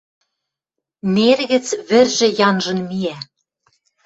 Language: Western Mari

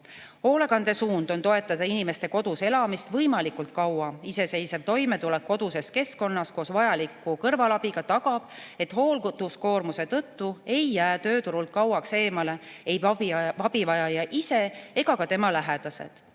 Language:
Estonian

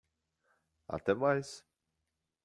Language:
Portuguese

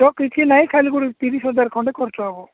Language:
Odia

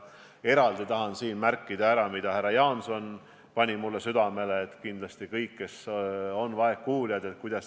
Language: Estonian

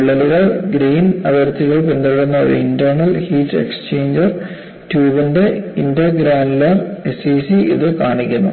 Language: Malayalam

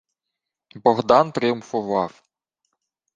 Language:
Ukrainian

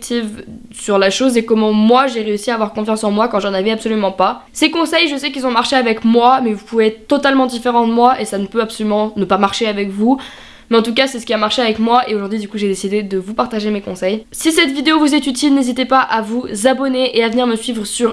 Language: French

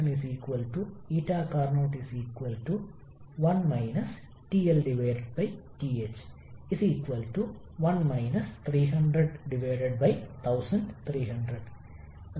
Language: Malayalam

